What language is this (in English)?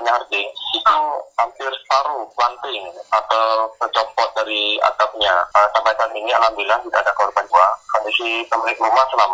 Indonesian